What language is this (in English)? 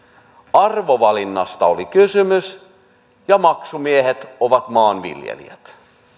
Finnish